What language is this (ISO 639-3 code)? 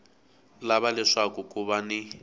tso